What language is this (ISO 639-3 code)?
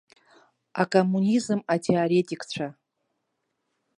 abk